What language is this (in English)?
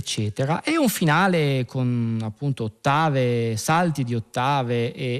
Italian